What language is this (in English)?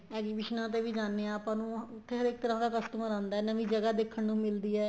Punjabi